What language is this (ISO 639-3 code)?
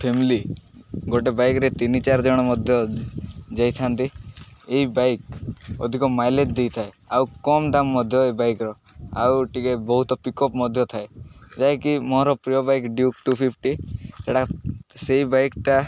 ori